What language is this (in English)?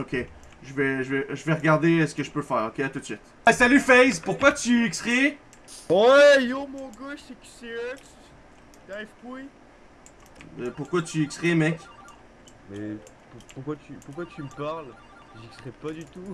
French